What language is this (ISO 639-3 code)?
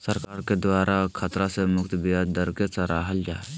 mag